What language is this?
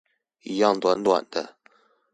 Chinese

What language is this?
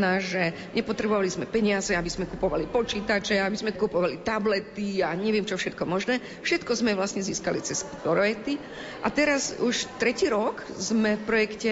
Slovak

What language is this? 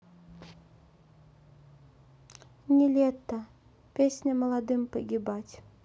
Russian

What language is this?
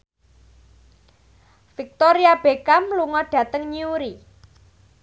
Javanese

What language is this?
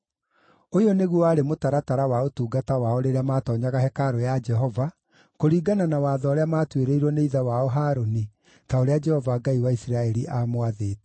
Kikuyu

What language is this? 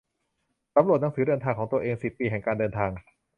Thai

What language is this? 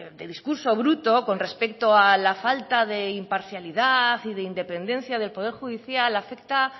Spanish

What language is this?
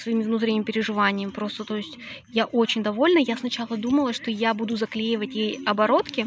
Russian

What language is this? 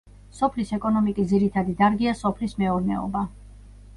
Georgian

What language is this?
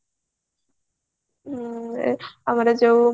Odia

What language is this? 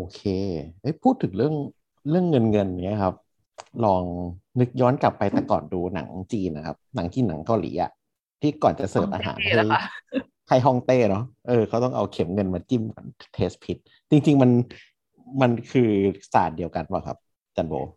Thai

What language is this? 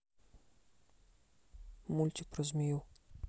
Russian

